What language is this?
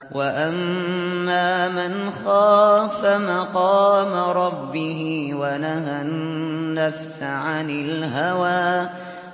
Arabic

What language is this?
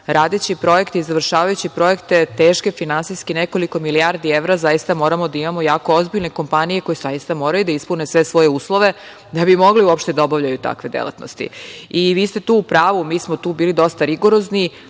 Serbian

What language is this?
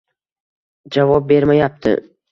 Uzbek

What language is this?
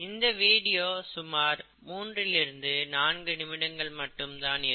Tamil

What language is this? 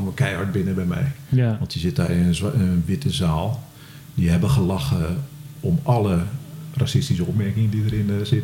Dutch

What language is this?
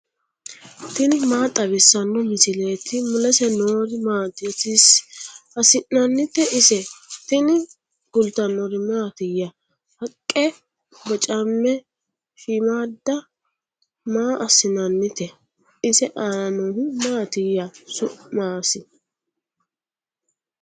Sidamo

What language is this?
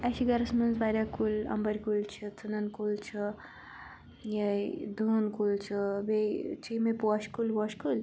Kashmiri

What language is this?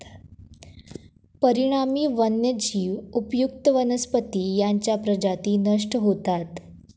Marathi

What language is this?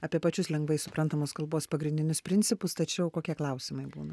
Lithuanian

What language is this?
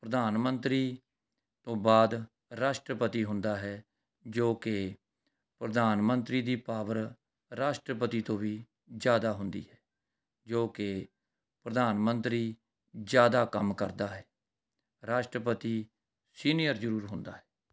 Punjabi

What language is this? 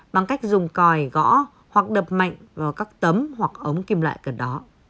Vietnamese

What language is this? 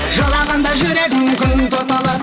Kazakh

